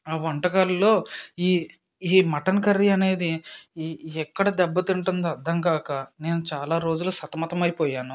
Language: Telugu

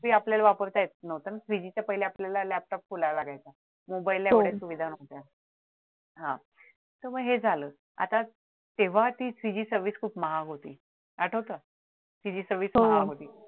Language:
Marathi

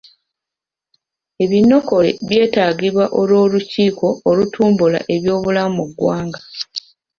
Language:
Ganda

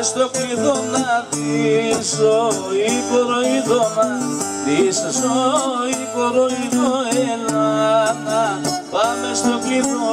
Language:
Romanian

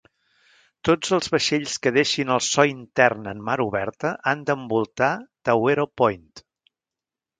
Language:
Catalan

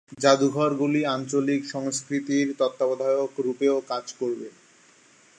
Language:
Bangla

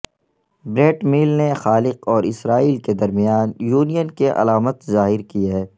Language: Urdu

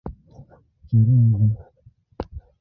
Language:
Igbo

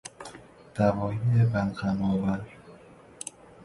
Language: Persian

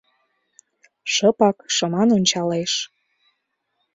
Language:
Mari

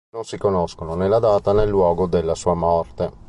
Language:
Italian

